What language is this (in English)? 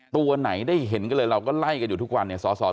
Thai